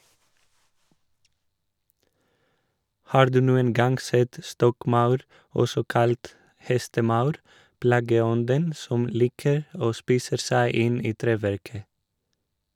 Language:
Norwegian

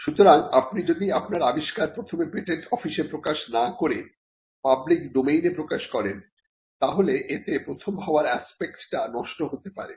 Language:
Bangla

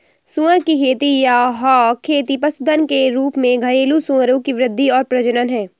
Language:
Hindi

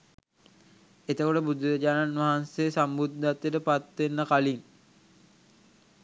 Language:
Sinhala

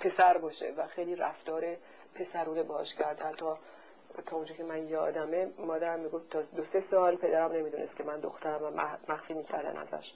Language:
Persian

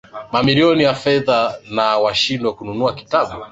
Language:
Swahili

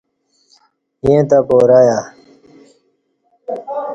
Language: Kati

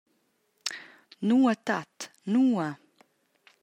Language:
Romansh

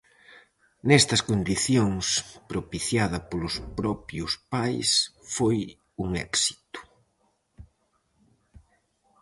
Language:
Galician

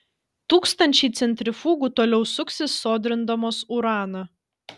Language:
Lithuanian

